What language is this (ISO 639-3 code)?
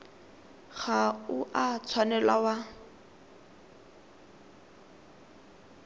tsn